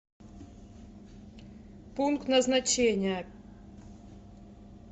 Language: Russian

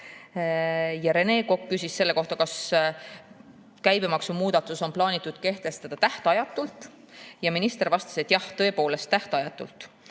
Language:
Estonian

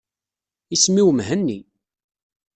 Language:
Kabyle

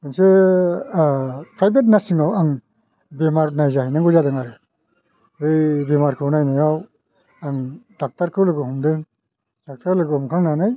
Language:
Bodo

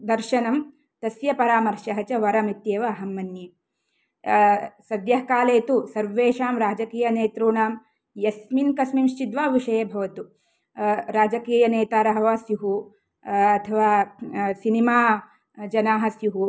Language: Sanskrit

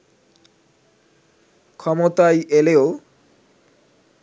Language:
Bangla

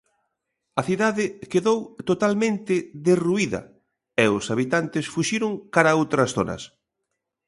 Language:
Galician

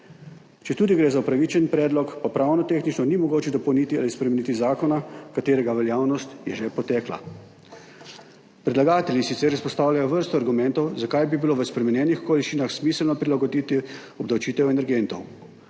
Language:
Slovenian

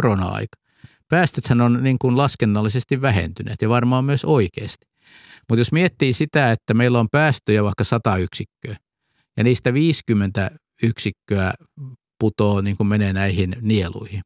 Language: Finnish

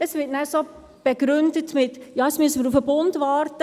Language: Swiss German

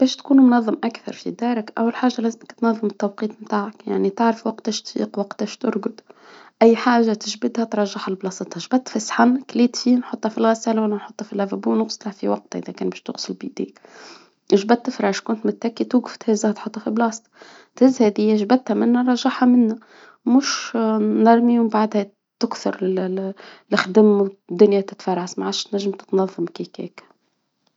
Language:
Tunisian Arabic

